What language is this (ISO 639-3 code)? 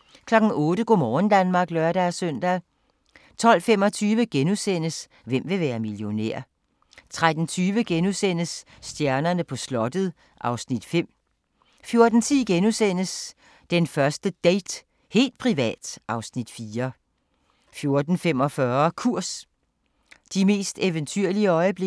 dan